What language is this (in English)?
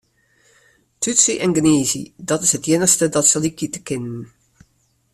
Western Frisian